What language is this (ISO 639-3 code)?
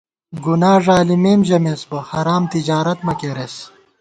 gwt